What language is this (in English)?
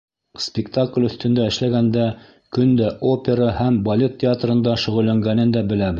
Bashkir